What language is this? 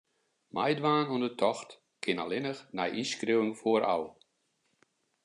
Western Frisian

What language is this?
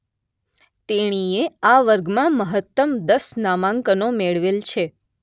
Gujarati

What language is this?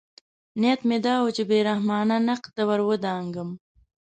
Pashto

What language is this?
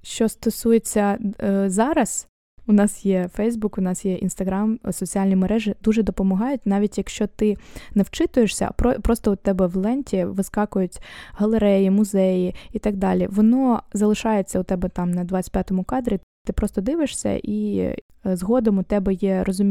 Ukrainian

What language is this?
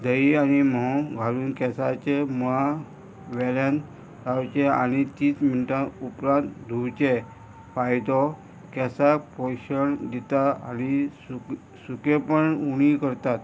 Konkani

